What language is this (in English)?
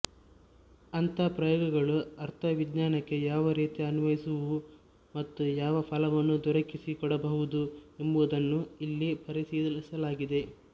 Kannada